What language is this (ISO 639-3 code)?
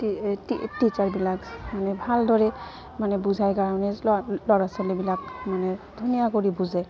asm